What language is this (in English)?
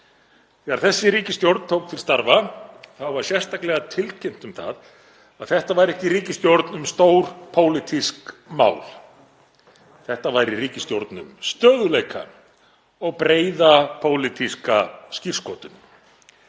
Icelandic